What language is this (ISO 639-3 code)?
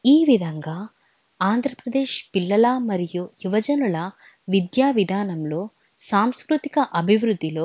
tel